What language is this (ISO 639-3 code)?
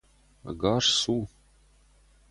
oss